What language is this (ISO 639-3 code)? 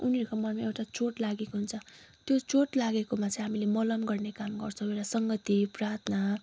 nep